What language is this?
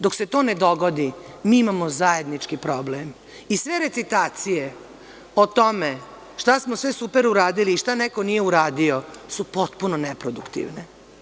Serbian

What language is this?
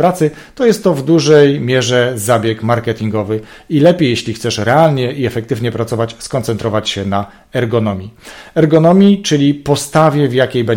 Polish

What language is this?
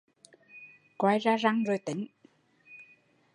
Vietnamese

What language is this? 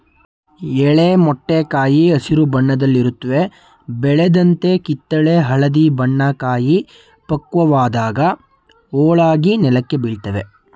Kannada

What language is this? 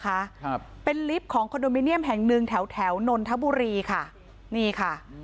Thai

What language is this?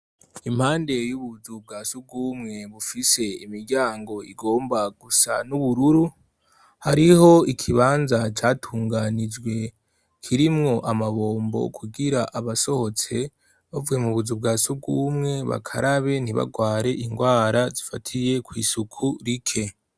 Rundi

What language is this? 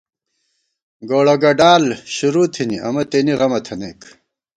Gawar-Bati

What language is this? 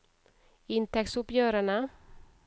Norwegian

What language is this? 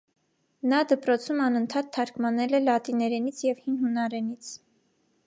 Armenian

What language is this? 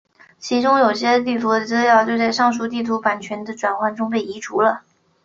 Chinese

